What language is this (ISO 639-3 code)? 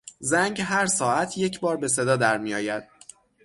fas